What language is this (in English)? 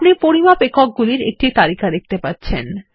Bangla